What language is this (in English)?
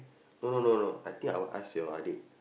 English